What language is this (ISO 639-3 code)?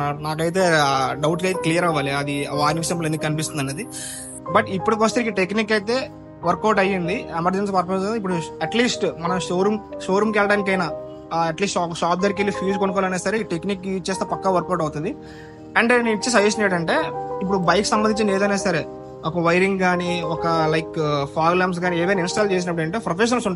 tel